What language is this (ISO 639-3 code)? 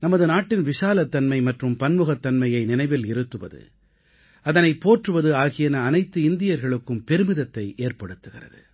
tam